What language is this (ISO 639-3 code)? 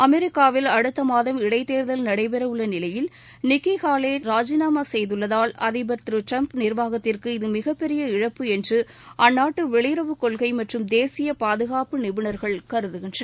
tam